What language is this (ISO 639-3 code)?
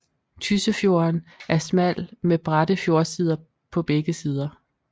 dan